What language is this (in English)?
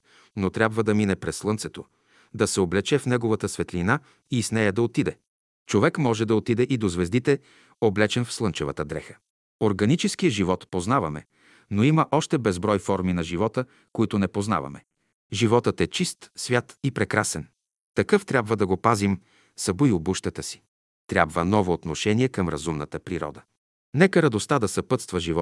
Bulgarian